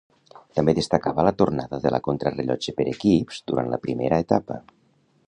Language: Catalan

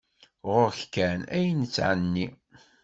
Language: Kabyle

